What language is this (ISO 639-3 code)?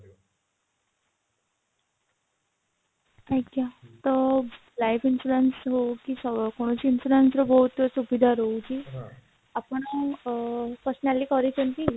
ori